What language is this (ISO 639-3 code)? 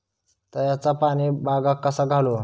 mar